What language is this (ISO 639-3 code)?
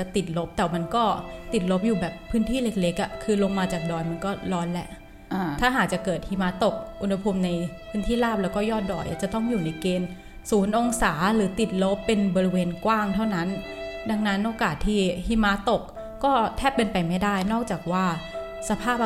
tha